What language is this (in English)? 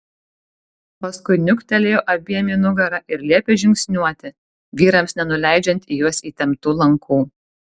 Lithuanian